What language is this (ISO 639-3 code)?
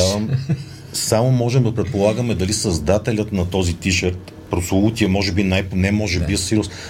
bul